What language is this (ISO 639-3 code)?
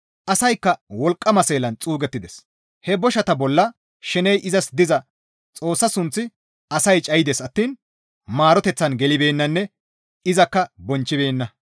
gmv